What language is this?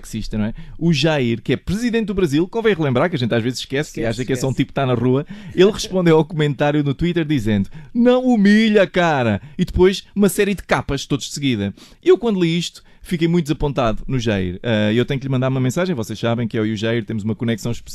Portuguese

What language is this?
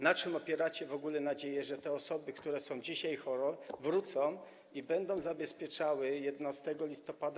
Polish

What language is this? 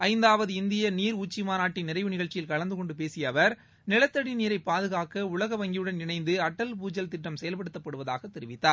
Tamil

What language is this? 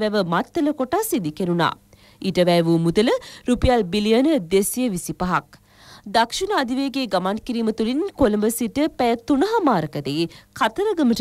Hindi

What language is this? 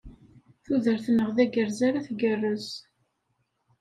Kabyle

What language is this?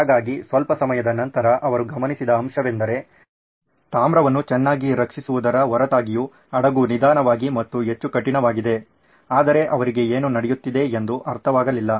Kannada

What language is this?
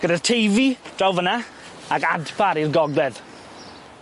Welsh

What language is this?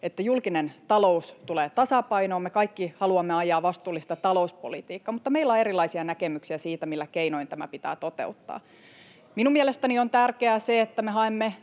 Finnish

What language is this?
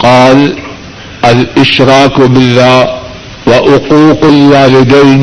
Urdu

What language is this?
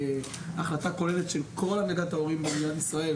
Hebrew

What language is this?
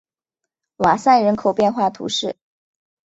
Chinese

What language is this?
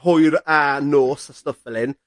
Welsh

